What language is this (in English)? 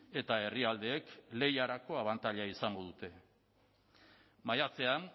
Basque